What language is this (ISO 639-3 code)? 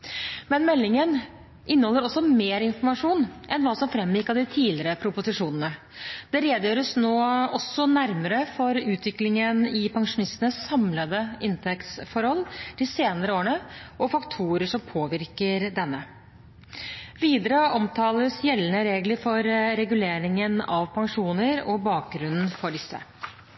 nob